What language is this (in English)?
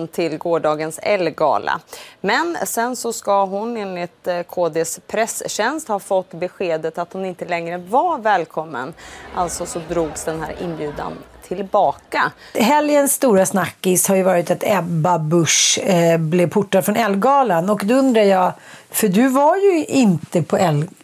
Swedish